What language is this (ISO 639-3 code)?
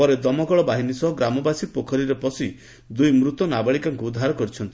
ori